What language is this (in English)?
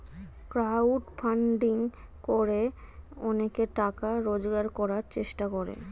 Bangla